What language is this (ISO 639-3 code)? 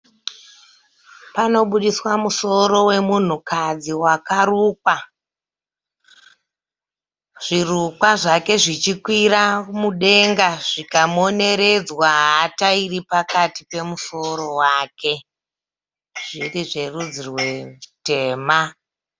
sna